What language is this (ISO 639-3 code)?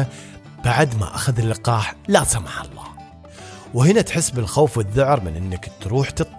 ara